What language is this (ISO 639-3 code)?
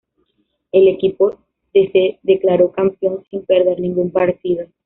spa